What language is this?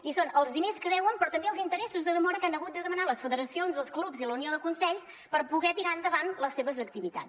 Catalan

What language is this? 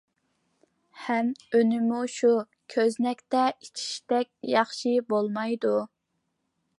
Uyghur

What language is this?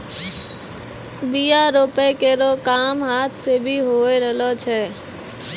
Maithili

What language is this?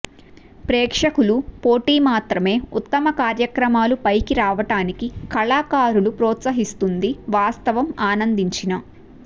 Telugu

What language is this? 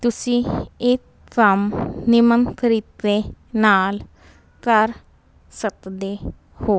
Punjabi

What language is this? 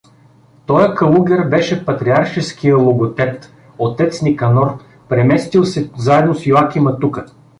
Bulgarian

